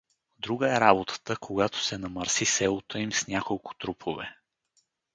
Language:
Bulgarian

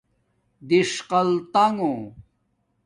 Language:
Domaaki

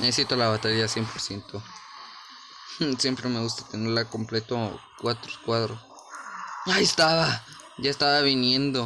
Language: Spanish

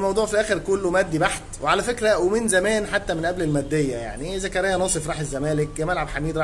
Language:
Arabic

